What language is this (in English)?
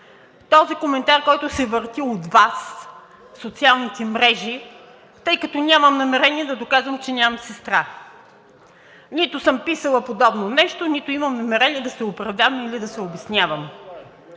Bulgarian